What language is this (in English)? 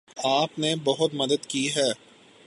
Urdu